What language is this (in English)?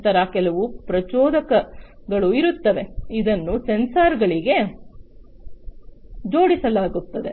Kannada